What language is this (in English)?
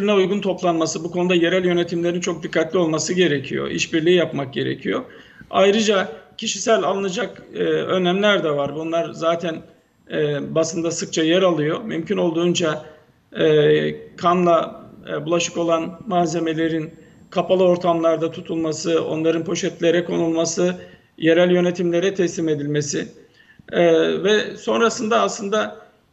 Turkish